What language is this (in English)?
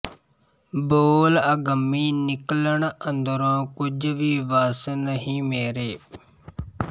Punjabi